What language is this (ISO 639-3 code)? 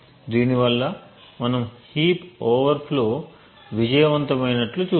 tel